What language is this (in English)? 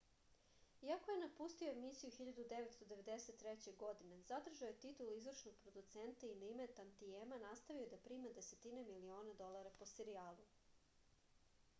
Serbian